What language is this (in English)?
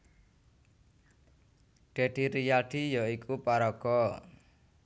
Javanese